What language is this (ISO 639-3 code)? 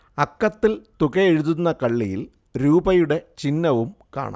mal